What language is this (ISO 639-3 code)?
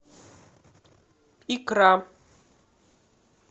rus